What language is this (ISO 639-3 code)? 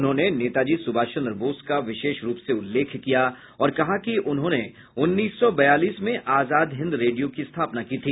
hin